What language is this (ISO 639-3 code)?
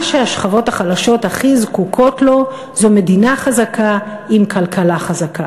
heb